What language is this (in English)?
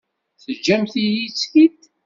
Kabyle